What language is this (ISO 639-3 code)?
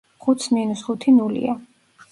kat